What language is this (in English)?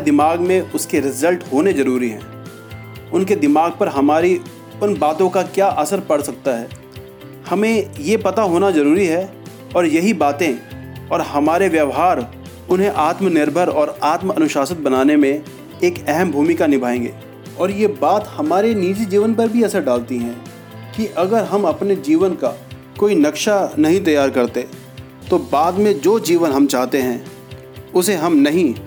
Hindi